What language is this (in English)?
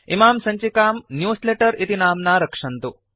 Sanskrit